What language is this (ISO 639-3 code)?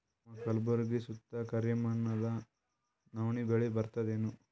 kan